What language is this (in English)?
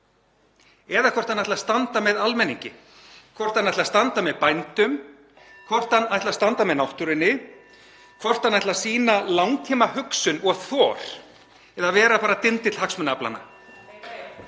Icelandic